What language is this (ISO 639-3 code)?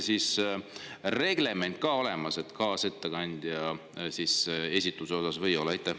est